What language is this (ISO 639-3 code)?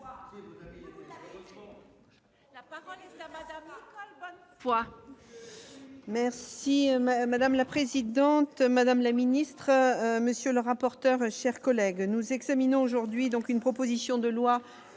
fra